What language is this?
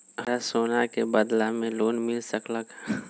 Magahi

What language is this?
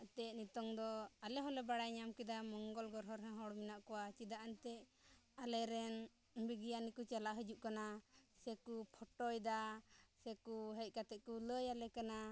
Santali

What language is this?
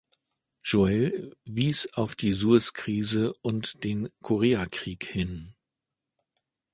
German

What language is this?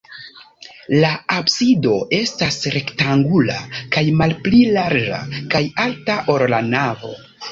Esperanto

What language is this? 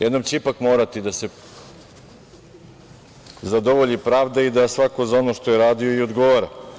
Serbian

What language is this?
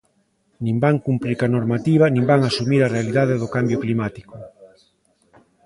Galician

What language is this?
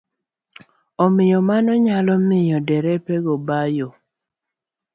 Luo (Kenya and Tanzania)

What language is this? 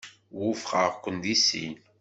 Kabyle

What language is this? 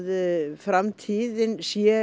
Icelandic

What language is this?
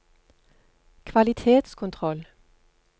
Norwegian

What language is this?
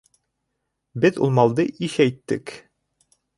Bashkir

